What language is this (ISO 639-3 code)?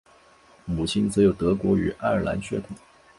zho